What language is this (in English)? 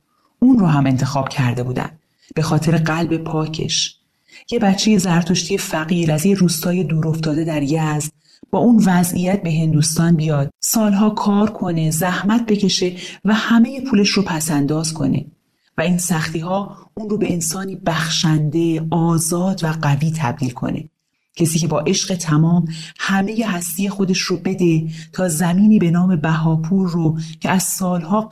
Persian